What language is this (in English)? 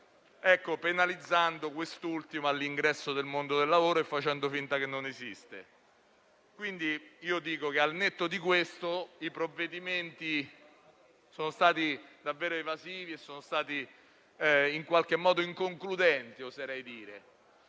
Italian